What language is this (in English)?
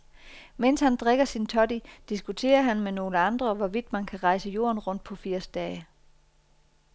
Danish